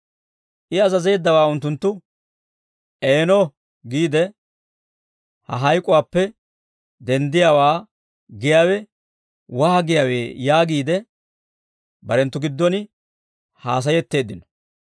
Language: Dawro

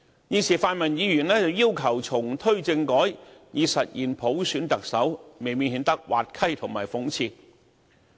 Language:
Cantonese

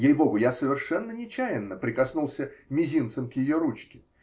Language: Russian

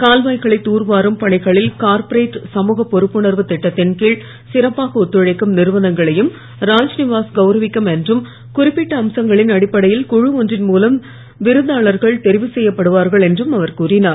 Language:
Tamil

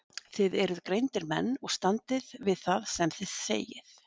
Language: Icelandic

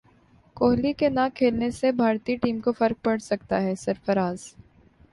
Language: Urdu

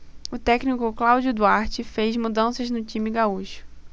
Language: Portuguese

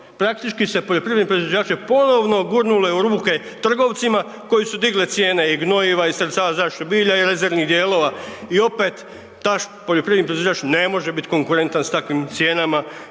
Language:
Croatian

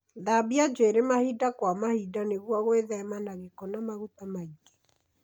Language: Kikuyu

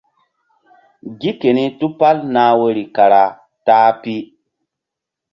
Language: Mbum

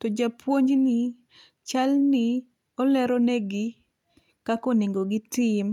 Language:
Luo (Kenya and Tanzania)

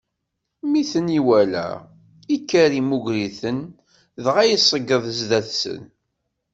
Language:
Kabyle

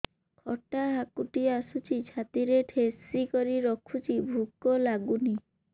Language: Odia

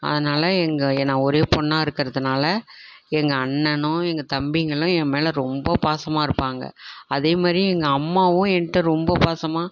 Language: Tamil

